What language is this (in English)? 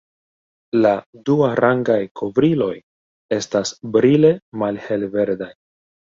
Esperanto